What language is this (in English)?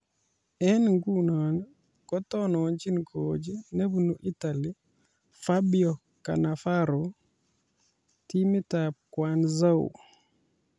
Kalenjin